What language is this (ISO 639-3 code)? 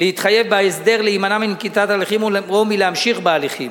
heb